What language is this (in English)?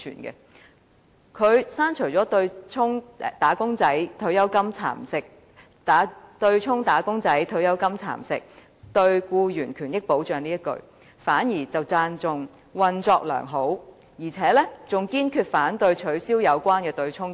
Cantonese